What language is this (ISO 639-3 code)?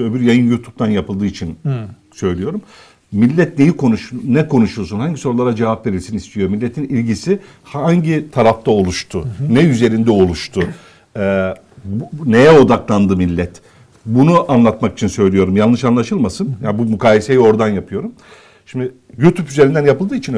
tur